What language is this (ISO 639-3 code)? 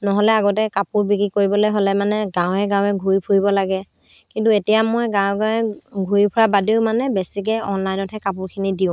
asm